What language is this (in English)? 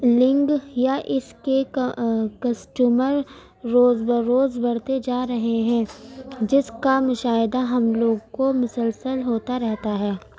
Urdu